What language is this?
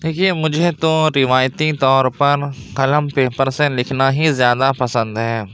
Urdu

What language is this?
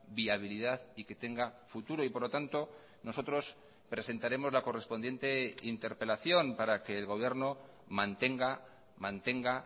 Spanish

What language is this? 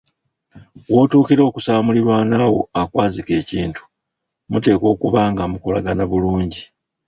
Ganda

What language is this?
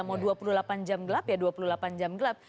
Indonesian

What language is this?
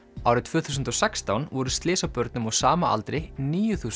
Icelandic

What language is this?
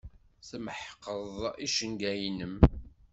Kabyle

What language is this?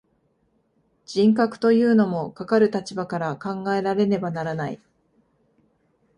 Japanese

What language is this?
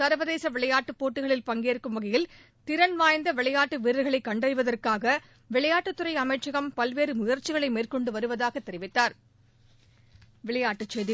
Tamil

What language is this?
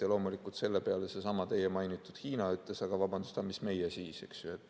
Estonian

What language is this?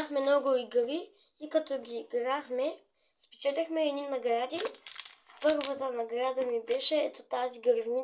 Bulgarian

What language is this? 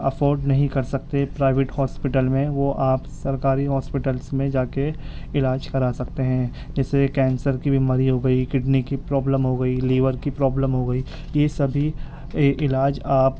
Urdu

